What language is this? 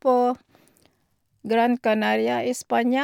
Norwegian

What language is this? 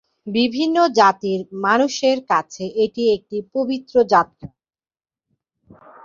Bangla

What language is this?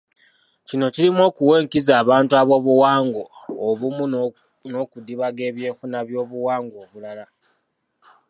Ganda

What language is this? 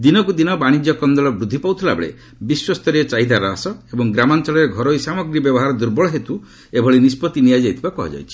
Odia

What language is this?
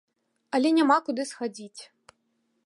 Belarusian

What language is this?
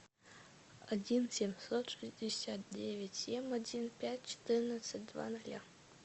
Russian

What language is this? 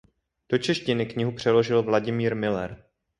Czech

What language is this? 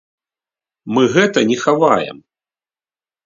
Belarusian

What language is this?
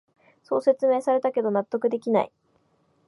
Japanese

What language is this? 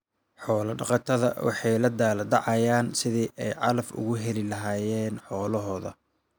Somali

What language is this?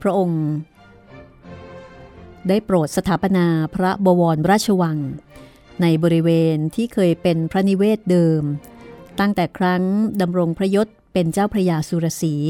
Thai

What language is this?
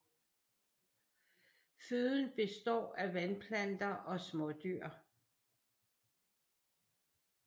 Danish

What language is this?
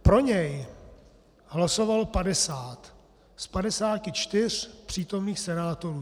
Czech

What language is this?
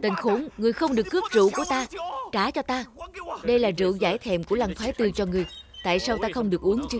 Vietnamese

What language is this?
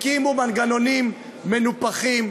Hebrew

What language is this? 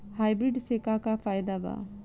Bhojpuri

